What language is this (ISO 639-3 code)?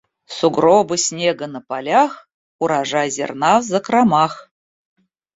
rus